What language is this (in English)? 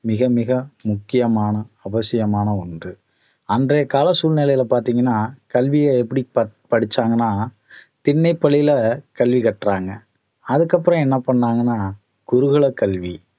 Tamil